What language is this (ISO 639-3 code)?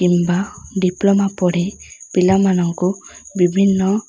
ori